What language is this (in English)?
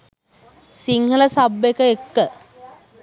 Sinhala